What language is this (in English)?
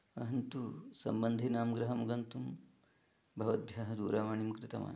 Sanskrit